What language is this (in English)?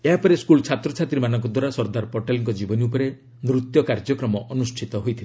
Odia